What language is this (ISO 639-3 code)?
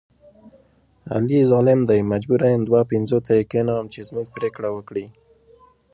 pus